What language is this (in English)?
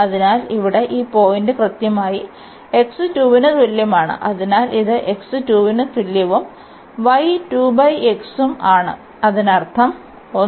Malayalam